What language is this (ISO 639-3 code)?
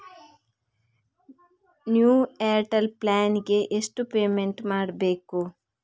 kan